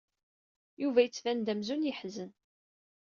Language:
Kabyle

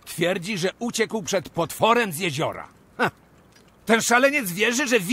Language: Polish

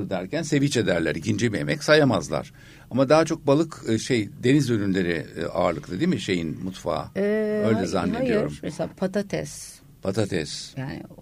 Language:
Turkish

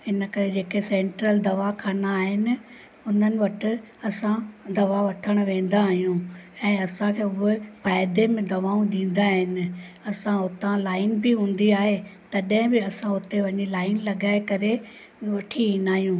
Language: Sindhi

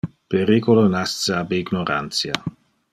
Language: Interlingua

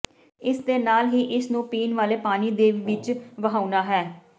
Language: Punjabi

